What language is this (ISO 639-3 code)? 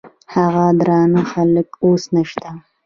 pus